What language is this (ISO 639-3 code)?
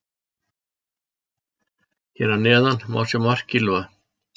isl